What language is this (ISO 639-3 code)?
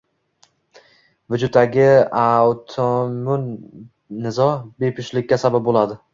uzb